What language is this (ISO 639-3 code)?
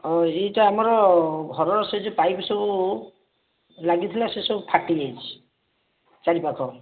ori